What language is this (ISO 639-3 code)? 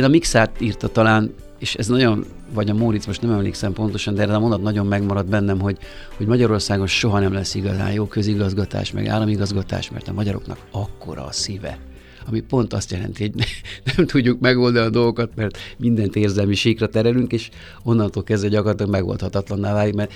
hun